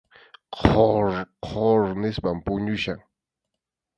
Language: Arequipa-La Unión Quechua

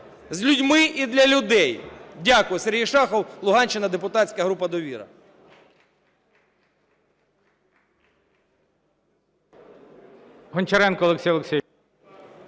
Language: Ukrainian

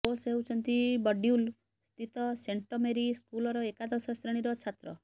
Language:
Odia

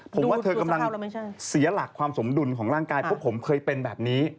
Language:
Thai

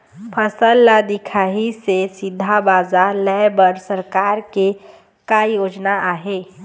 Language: Chhattisgarhi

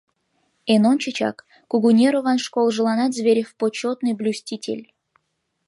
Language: Mari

